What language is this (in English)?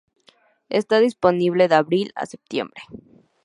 Spanish